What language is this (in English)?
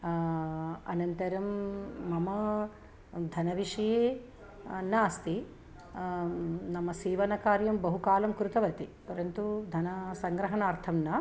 Sanskrit